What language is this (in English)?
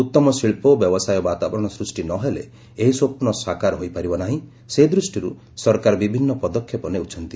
Odia